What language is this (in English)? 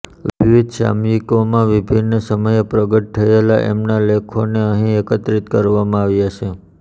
Gujarati